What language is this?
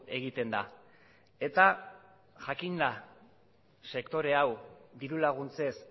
Basque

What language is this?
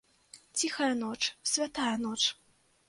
Belarusian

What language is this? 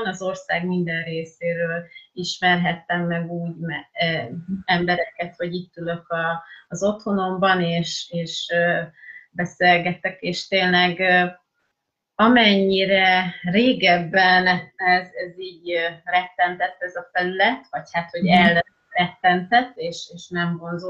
Hungarian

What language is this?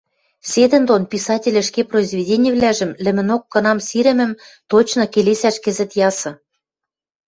Western Mari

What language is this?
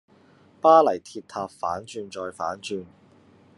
Cantonese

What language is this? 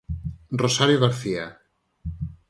Galician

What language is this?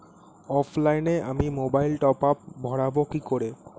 Bangla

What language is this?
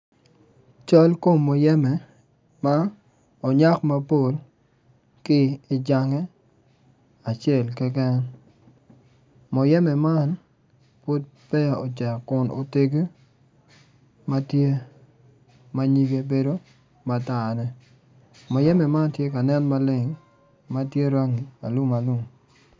Acoli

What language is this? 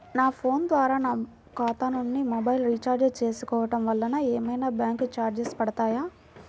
Telugu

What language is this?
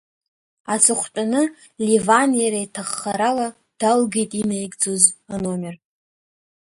Abkhazian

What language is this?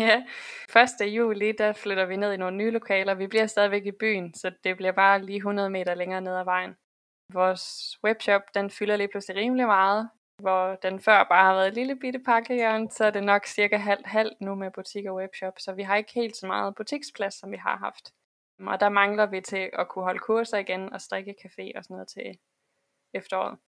Danish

